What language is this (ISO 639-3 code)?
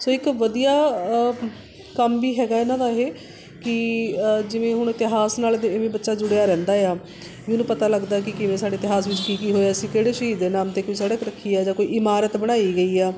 pan